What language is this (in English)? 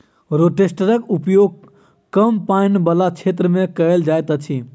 Maithili